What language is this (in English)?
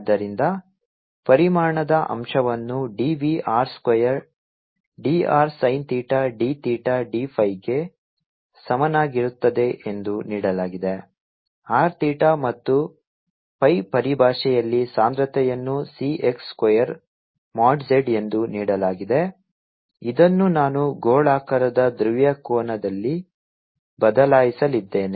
Kannada